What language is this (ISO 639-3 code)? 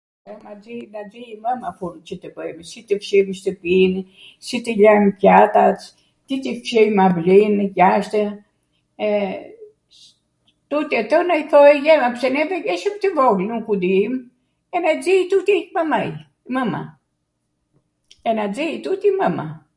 aat